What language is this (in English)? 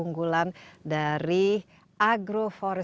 Indonesian